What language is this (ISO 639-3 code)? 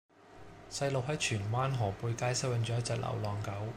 yue